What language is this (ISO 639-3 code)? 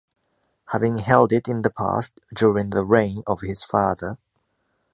eng